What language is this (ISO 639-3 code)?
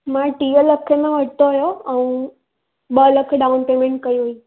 snd